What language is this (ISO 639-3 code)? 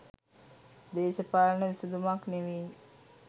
sin